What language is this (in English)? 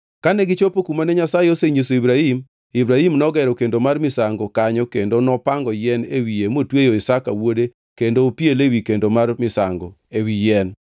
Luo (Kenya and Tanzania)